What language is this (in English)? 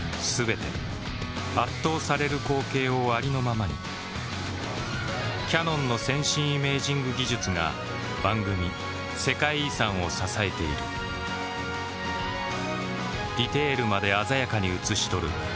Japanese